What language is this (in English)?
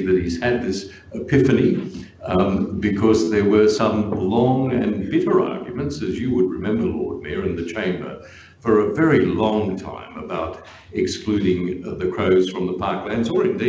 English